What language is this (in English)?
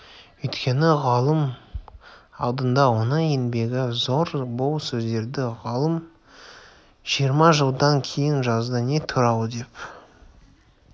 Kazakh